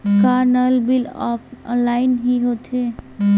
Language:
Chhattisgarhi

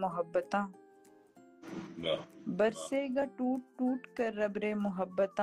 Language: Urdu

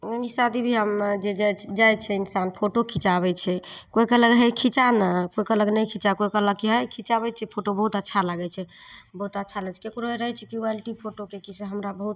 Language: Maithili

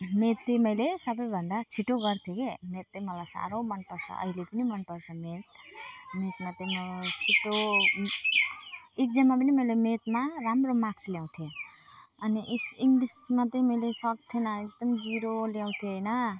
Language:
Nepali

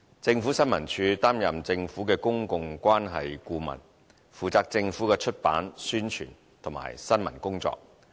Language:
Cantonese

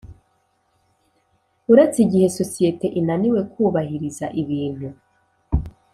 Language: Kinyarwanda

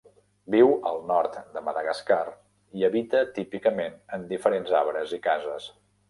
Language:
Catalan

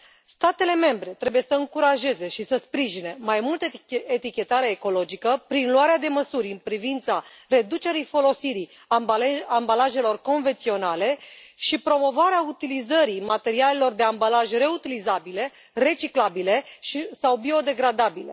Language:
Romanian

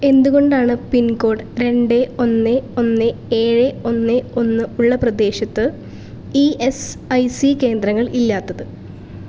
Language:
Malayalam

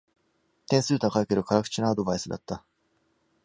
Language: Japanese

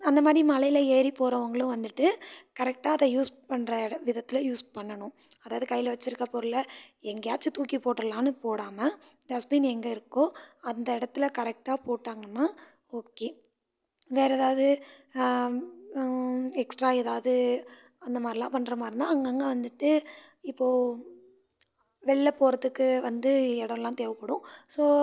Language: Tamil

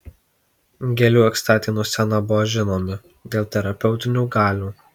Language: Lithuanian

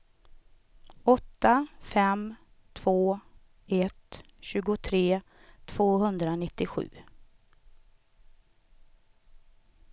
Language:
Swedish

